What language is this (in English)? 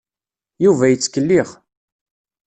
Kabyle